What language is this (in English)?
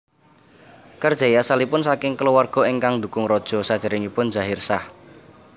Javanese